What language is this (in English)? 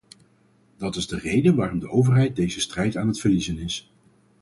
Dutch